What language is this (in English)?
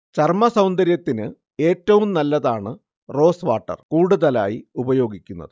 Malayalam